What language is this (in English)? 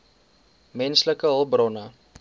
Afrikaans